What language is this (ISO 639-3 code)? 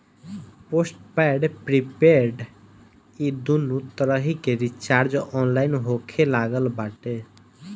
bho